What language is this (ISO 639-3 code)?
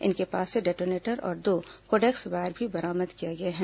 hin